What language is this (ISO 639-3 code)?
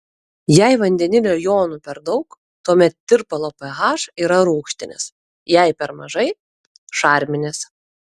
lit